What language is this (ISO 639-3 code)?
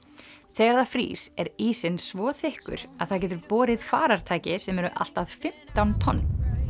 isl